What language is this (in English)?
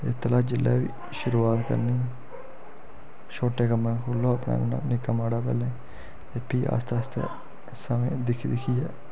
Dogri